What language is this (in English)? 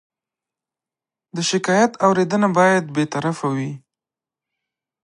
Pashto